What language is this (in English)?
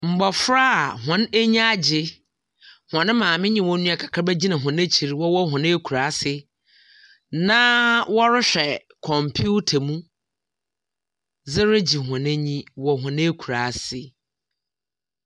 Akan